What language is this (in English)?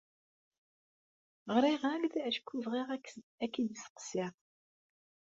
Kabyle